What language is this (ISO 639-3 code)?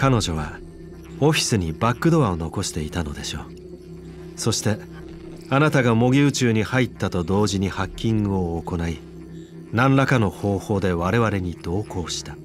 jpn